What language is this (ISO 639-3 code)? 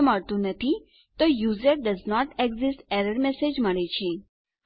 guj